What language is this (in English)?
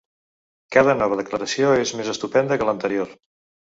Catalan